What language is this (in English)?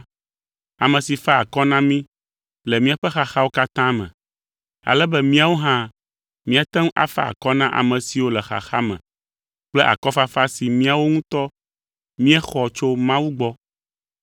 Ewe